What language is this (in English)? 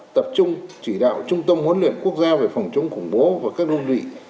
Vietnamese